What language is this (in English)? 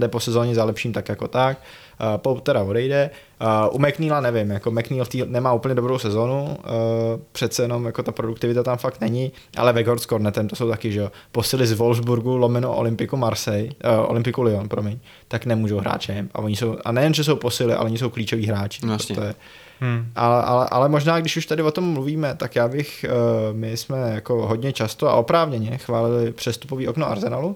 Czech